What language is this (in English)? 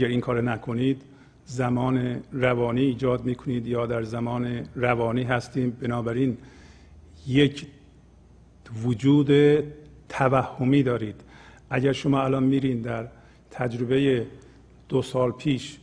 Persian